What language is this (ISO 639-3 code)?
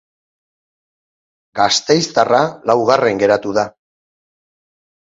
eus